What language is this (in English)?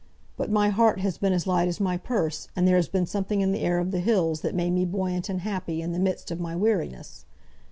English